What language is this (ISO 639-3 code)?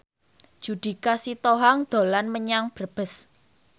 jav